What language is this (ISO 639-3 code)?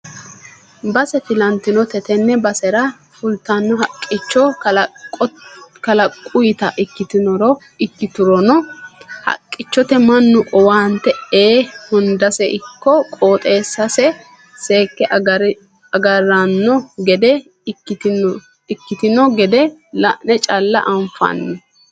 sid